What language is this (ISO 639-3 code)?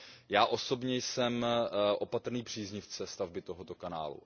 ces